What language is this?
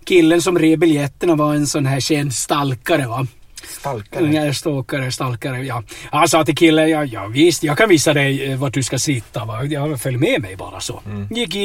Swedish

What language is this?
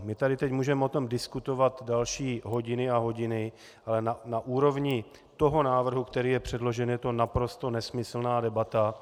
Czech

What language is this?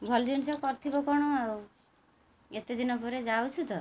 Odia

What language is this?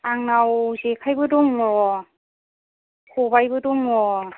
Bodo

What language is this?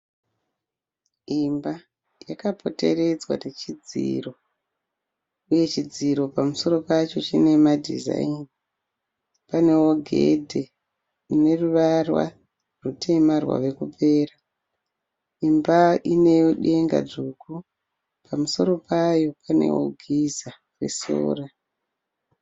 Shona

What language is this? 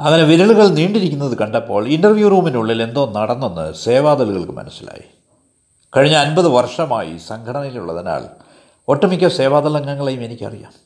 Malayalam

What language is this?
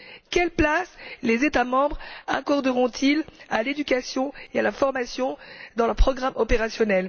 French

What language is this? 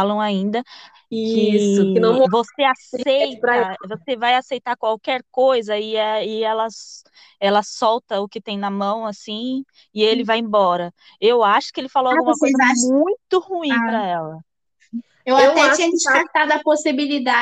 Portuguese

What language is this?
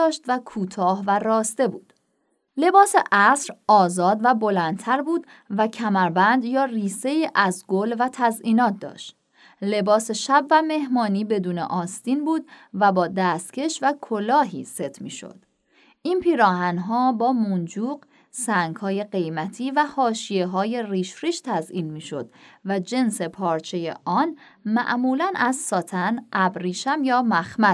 Persian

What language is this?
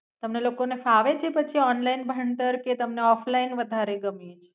Gujarati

